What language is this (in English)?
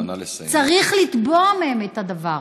Hebrew